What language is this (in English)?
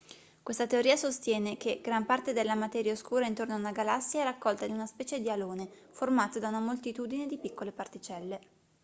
Italian